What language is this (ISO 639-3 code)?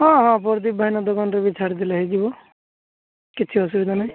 ori